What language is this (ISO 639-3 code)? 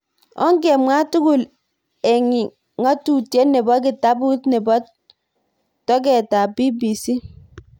kln